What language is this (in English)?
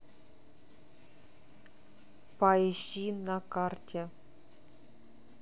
Russian